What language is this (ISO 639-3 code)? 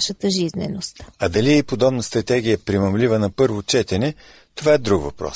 bul